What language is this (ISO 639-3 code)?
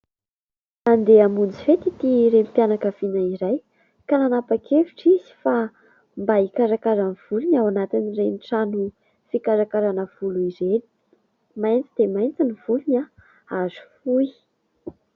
mlg